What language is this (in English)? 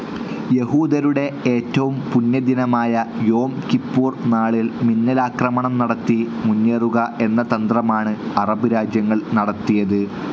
Malayalam